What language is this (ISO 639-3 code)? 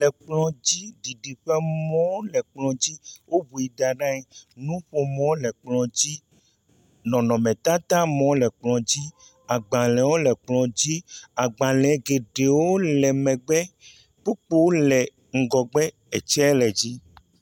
ewe